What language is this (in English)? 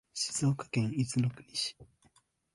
Japanese